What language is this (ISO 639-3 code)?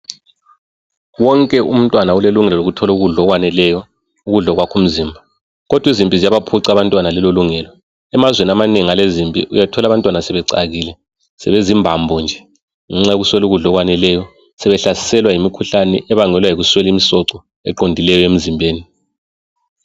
nde